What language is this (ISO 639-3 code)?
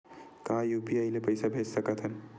hne